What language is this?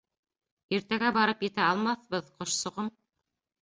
Bashkir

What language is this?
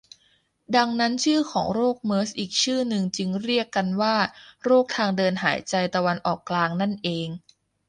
Thai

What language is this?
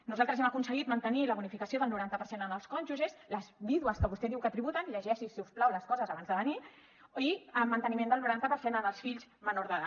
Catalan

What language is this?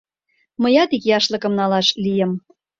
Mari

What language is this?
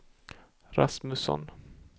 Swedish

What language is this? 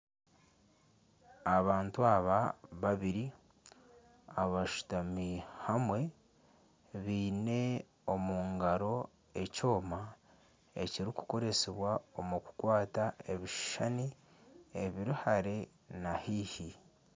Nyankole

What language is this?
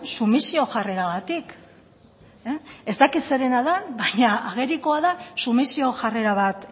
Basque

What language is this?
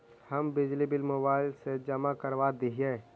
Magahi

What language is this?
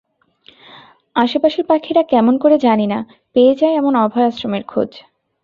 Bangla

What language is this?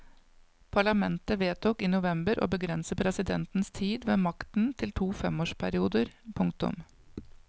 Norwegian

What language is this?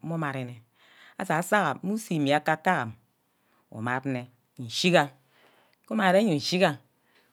Ubaghara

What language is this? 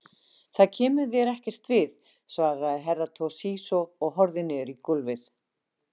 Icelandic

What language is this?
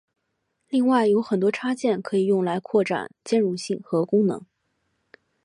Chinese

